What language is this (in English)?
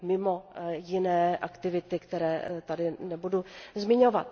Czech